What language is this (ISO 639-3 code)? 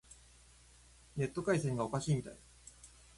jpn